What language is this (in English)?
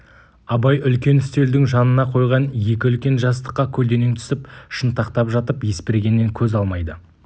Kazakh